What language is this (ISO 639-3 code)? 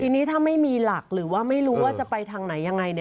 tha